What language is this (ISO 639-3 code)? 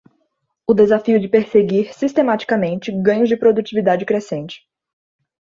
por